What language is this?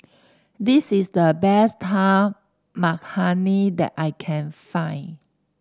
English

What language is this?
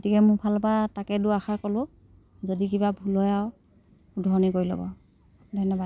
Assamese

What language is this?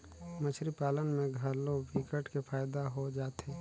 Chhattisgarhi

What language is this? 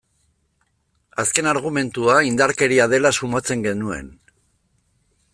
Basque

